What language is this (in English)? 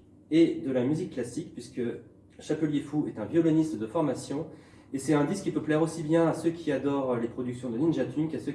French